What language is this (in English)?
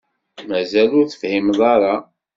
Kabyle